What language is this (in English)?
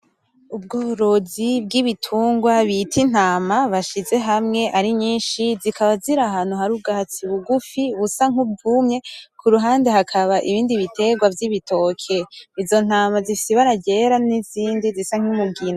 Rundi